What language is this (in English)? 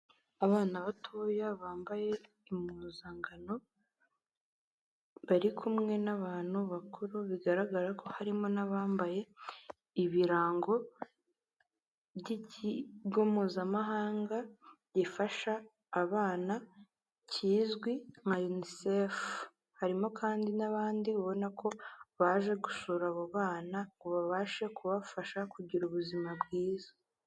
Kinyarwanda